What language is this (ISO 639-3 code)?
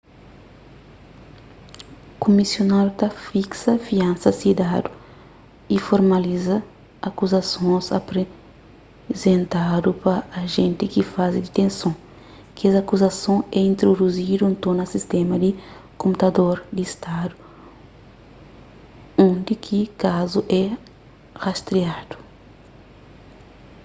kea